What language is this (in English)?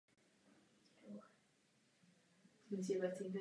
Czech